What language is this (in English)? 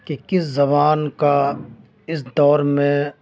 Urdu